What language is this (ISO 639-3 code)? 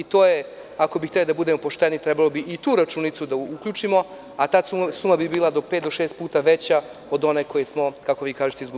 srp